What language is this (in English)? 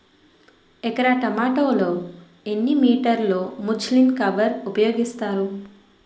Telugu